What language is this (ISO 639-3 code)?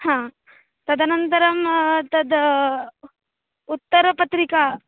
san